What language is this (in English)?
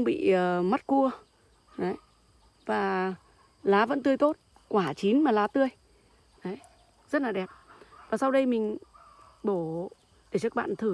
Vietnamese